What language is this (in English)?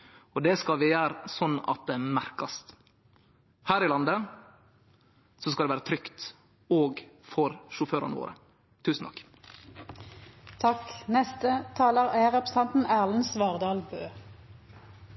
Norwegian